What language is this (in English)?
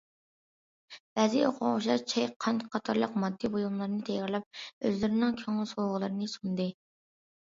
Uyghur